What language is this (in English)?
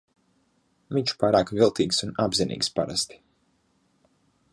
Latvian